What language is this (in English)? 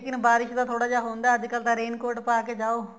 Punjabi